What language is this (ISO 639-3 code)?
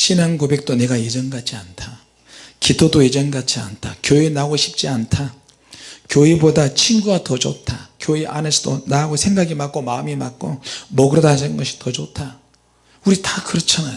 kor